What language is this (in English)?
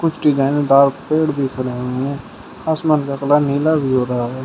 Hindi